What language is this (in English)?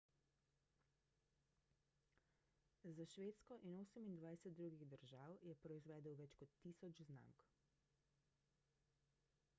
Slovenian